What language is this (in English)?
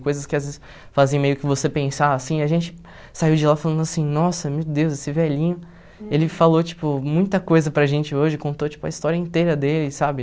Portuguese